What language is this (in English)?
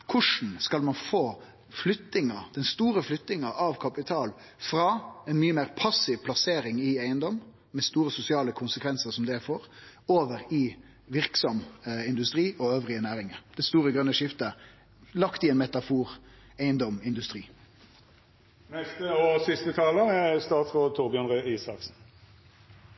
Norwegian Nynorsk